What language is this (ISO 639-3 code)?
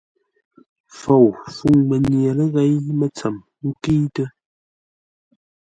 nla